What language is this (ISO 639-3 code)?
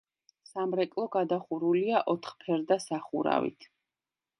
kat